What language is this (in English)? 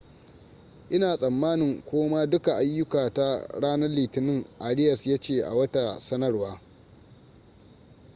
Hausa